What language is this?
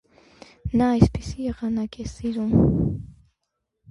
Armenian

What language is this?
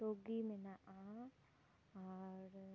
Santali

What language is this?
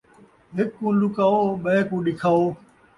Saraiki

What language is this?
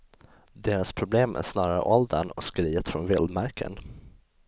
Swedish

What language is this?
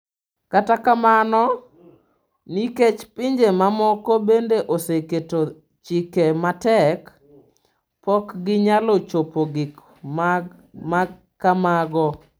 Luo (Kenya and Tanzania)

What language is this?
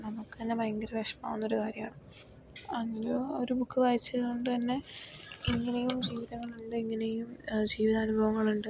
Malayalam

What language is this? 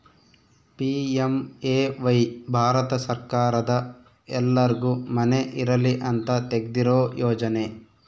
Kannada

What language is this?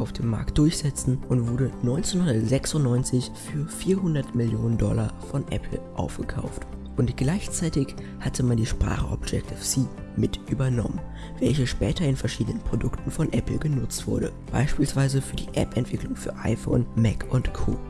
German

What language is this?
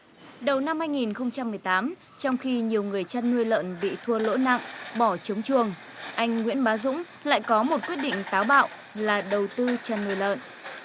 Vietnamese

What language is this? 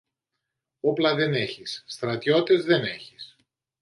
Greek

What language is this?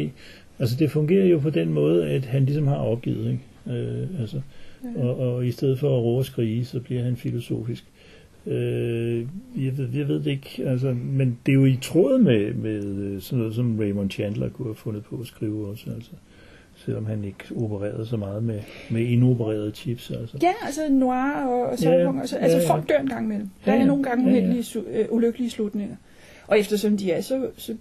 Danish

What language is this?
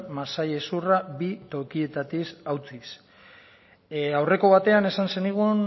Basque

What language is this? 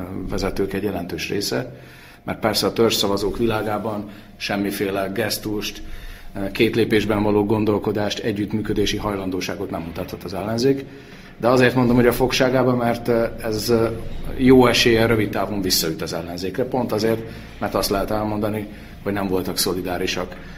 Hungarian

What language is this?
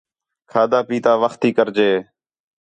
Khetrani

